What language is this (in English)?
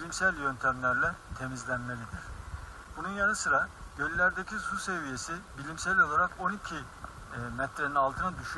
Turkish